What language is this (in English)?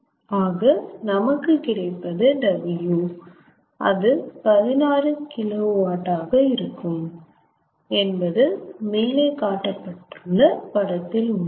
Tamil